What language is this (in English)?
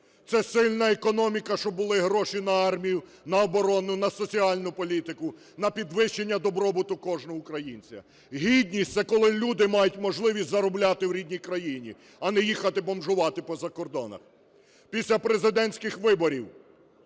Ukrainian